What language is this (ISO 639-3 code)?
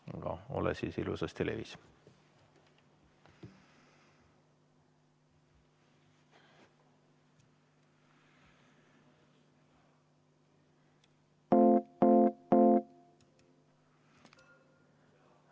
est